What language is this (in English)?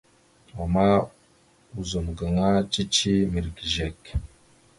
Mada (Cameroon)